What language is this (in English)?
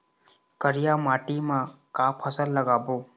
Chhattisgarhi